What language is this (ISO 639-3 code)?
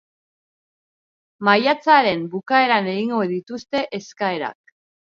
eus